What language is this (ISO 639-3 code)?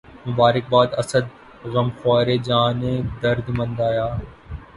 urd